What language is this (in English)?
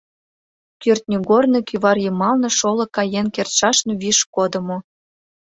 Mari